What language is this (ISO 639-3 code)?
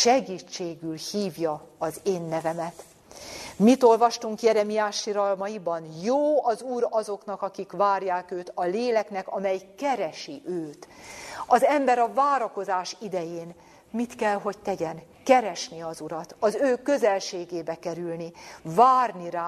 hun